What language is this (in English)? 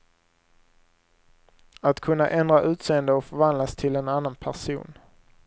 Swedish